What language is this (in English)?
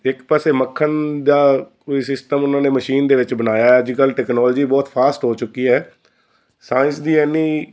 Punjabi